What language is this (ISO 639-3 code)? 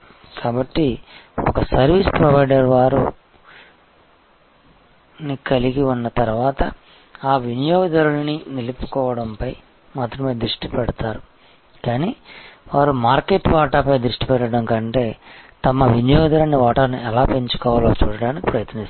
tel